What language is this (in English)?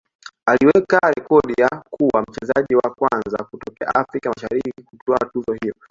Swahili